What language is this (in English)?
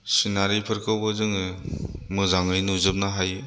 Bodo